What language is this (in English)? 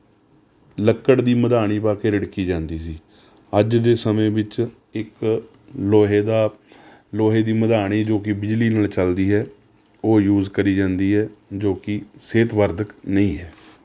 Punjabi